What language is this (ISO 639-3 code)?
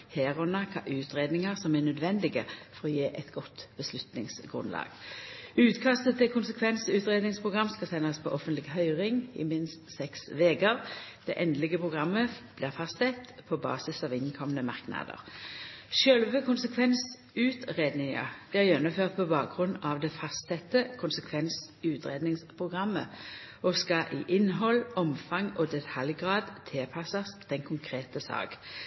nno